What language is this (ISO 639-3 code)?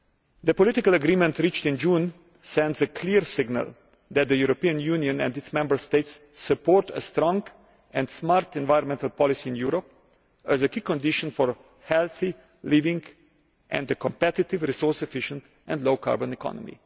eng